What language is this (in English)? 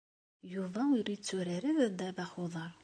Kabyle